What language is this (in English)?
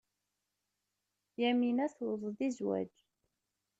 Kabyle